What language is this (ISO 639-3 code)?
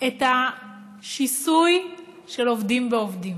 heb